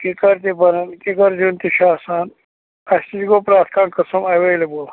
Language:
Kashmiri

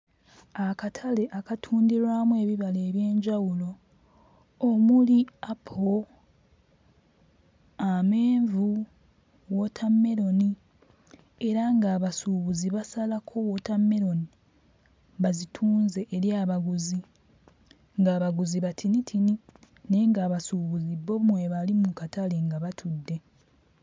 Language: Ganda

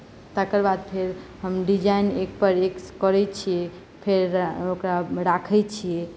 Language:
Maithili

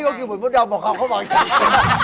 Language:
Thai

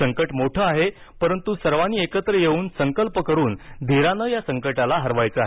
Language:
Marathi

